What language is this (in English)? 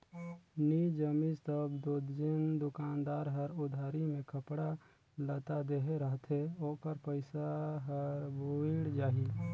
Chhattisgarhi